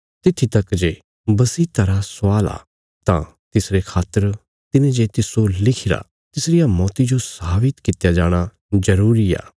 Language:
Bilaspuri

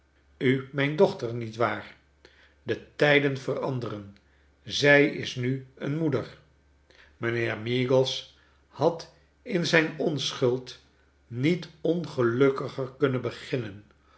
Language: Dutch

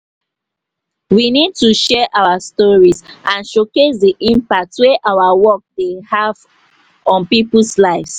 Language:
Nigerian Pidgin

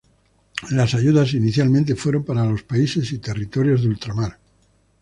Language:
Spanish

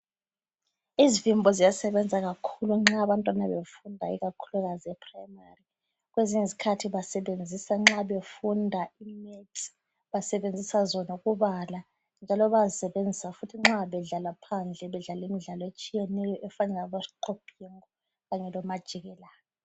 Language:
North Ndebele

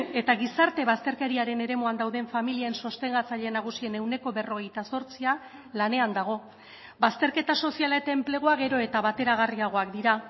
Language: Basque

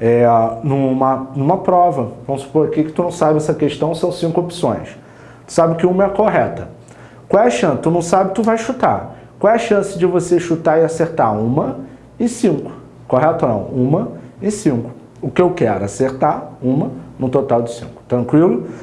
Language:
Portuguese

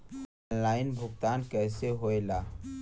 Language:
Bhojpuri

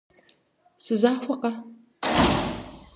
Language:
Kabardian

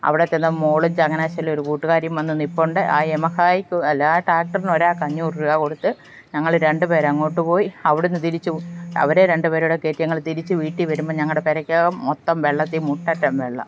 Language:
Malayalam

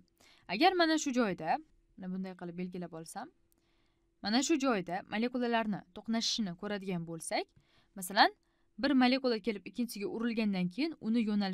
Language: Turkish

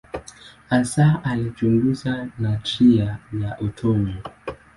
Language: Swahili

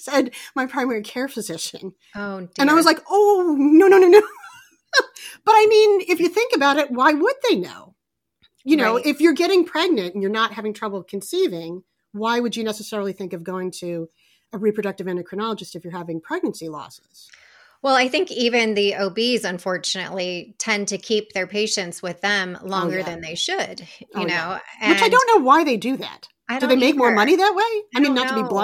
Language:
English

